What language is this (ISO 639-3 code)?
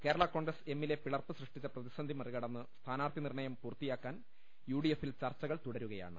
mal